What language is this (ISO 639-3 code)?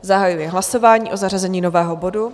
ces